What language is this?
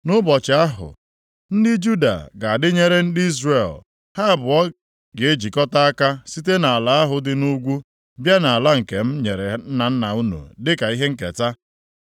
Igbo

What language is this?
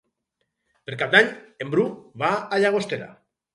Catalan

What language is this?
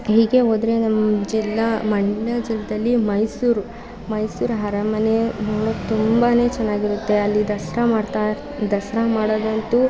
Kannada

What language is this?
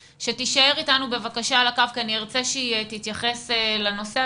Hebrew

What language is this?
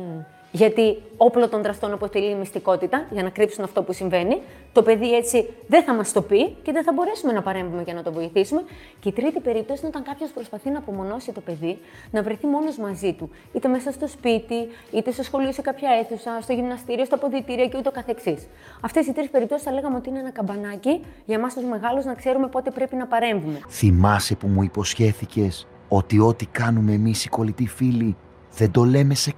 Greek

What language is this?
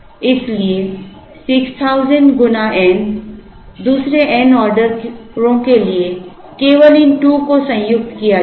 Hindi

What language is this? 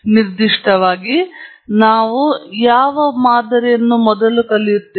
Kannada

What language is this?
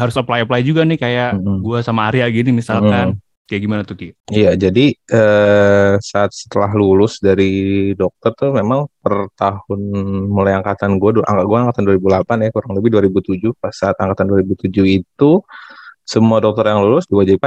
Indonesian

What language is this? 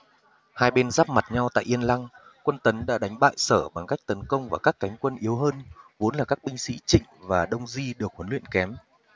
Vietnamese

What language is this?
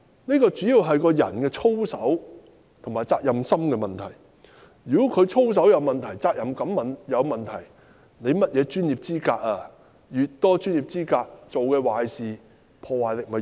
Cantonese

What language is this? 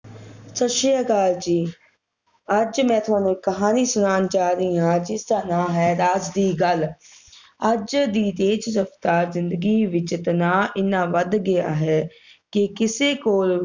Punjabi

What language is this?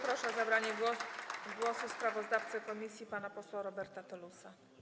Polish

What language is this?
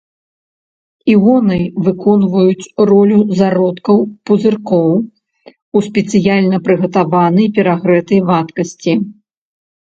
Belarusian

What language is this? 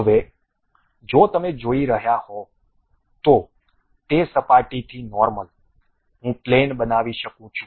Gujarati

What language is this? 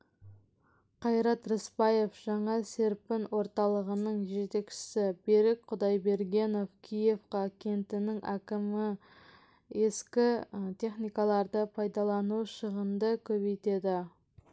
Kazakh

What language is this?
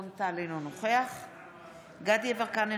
Hebrew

